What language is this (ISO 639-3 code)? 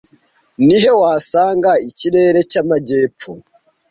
kin